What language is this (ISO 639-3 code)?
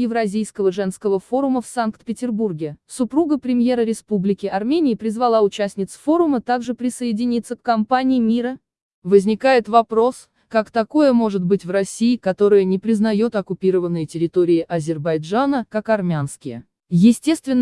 rus